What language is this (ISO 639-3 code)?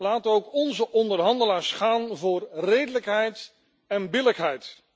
nld